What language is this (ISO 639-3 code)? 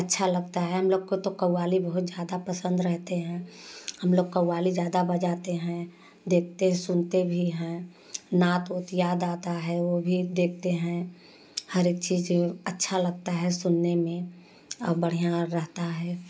hin